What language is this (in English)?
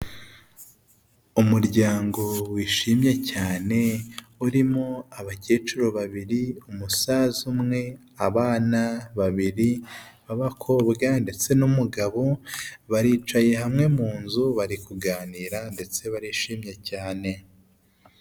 Kinyarwanda